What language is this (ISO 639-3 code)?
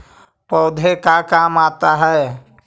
mag